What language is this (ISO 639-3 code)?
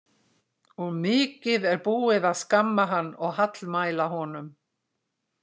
isl